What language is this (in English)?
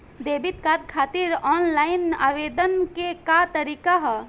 Bhojpuri